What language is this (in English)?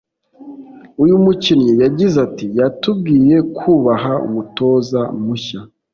Kinyarwanda